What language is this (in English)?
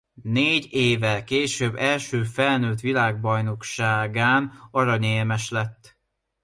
Hungarian